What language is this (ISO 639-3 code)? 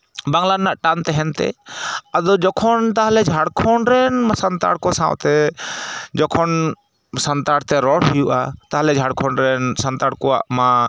sat